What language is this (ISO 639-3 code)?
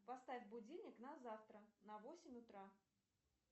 rus